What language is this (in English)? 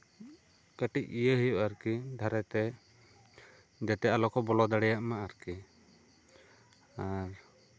Santali